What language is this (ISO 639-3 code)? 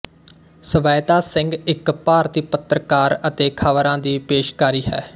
pan